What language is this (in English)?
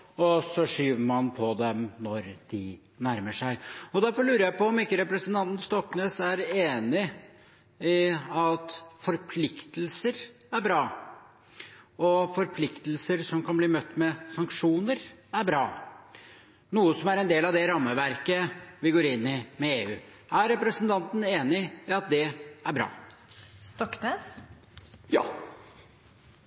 Norwegian Bokmål